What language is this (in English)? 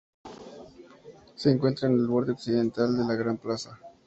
Spanish